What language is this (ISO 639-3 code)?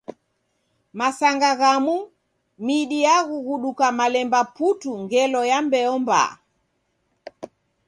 dav